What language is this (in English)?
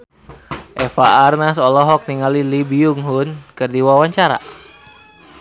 Sundanese